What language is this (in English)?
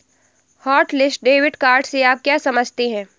Hindi